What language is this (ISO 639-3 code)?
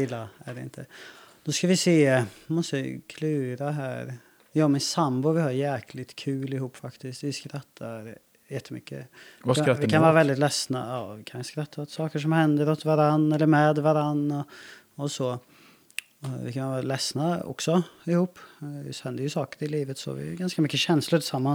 swe